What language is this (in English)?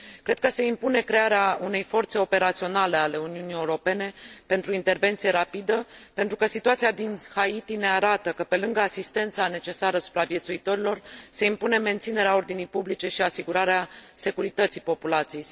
Romanian